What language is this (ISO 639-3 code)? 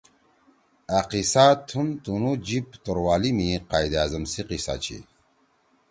trw